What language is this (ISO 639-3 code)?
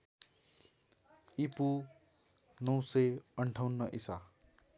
nep